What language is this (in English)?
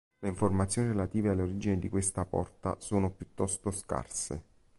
Italian